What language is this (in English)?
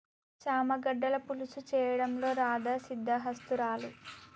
Telugu